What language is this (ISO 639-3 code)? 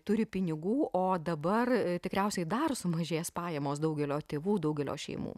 lit